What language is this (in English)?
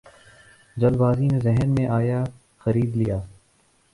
Urdu